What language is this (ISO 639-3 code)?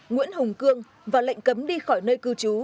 vie